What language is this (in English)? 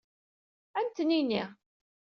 Kabyle